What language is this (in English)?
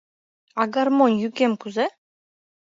Mari